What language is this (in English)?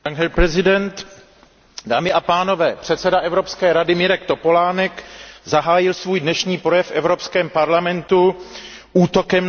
Czech